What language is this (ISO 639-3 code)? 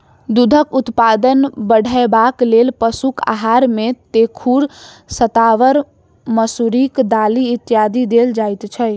mai